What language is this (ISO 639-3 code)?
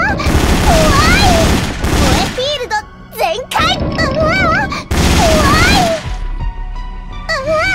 jpn